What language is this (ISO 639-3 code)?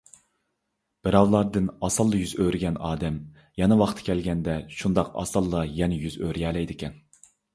uig